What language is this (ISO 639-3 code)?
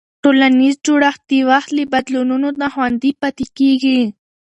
pus